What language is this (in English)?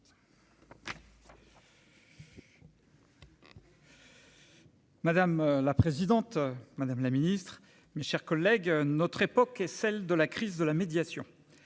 French